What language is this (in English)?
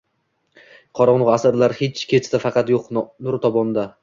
Uzbek